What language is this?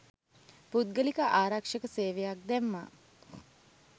Sinhala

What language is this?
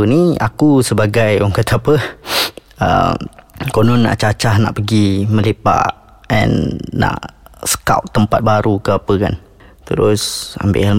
Malay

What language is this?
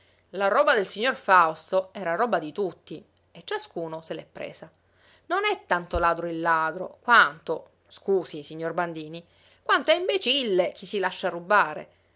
Italian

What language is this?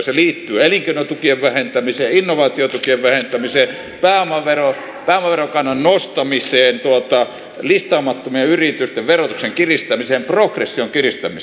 Finnish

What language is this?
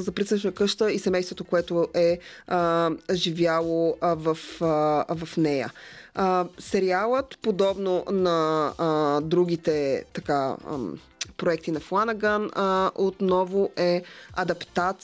Bulgarian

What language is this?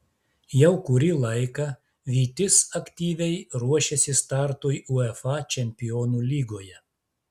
Lithuanian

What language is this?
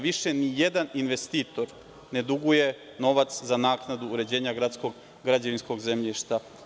Serbian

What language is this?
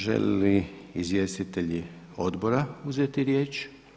Croatian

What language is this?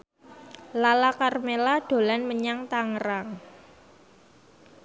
Javanese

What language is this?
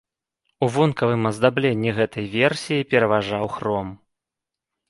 Belarusian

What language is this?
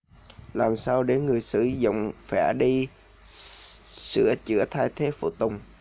Vietnamese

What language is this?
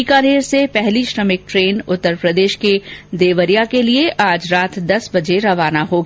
Hindi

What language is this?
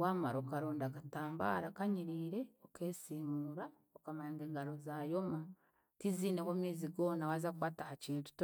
Chiga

